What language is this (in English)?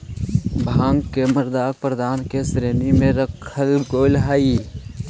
Magahi